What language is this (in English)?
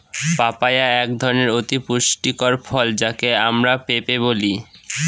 Bangla